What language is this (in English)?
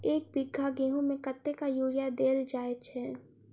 Maithili